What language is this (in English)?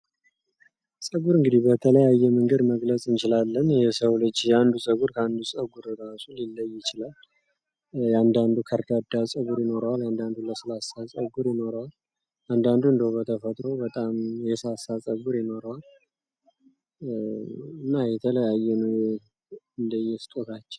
Amharic